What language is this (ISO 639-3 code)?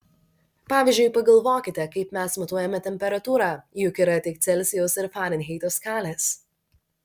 lit